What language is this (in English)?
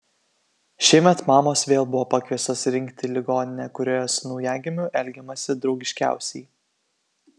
Lithuanian